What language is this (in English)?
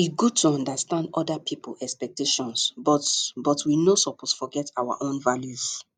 Nigerian Pidgin